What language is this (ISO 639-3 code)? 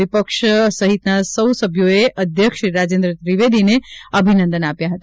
guj